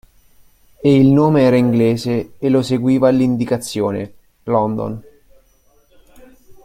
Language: Italian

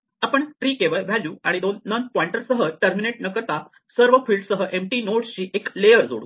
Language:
Marathi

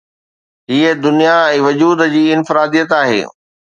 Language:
Sindhi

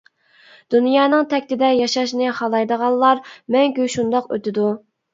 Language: Uyghur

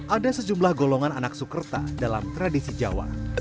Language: Indonesian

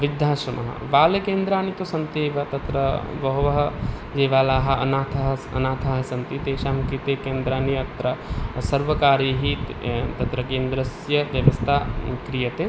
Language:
Sanskrit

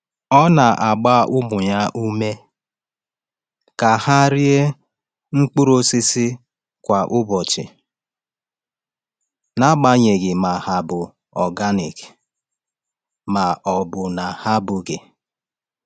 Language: Igbo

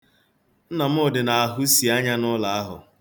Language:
Igbo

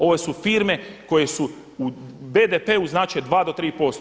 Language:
Croatian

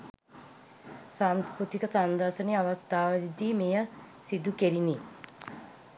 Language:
Sinhala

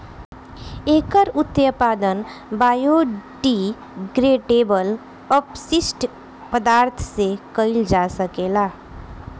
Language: Bhojpuri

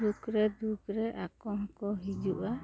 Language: Santali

